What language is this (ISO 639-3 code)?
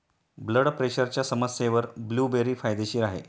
mar